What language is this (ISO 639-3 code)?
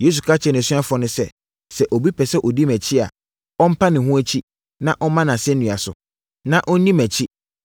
aka